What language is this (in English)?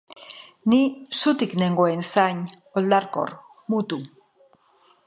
Basque